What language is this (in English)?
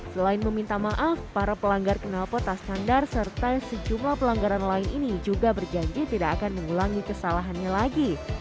Indonesian